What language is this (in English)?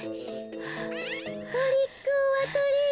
Japanese